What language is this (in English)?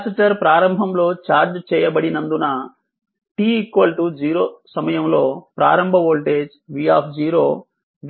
Telugu